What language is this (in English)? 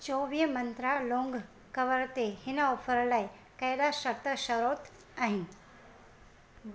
Sindhi